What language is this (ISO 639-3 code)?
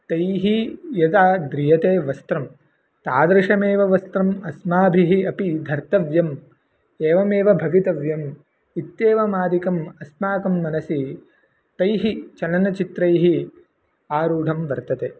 san